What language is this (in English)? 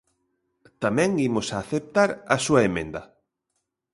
Galician